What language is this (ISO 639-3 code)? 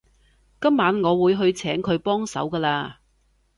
yue